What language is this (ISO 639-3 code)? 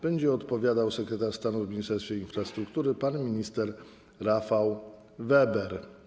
pol